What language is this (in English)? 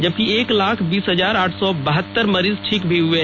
Hindi